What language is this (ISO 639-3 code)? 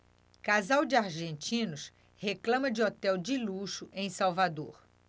por